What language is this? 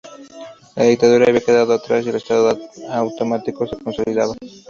Spanish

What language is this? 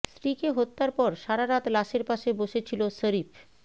Bangla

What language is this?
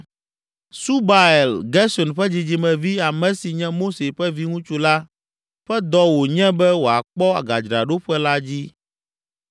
Ewe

